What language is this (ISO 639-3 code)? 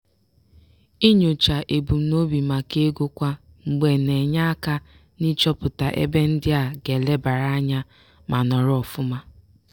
ibo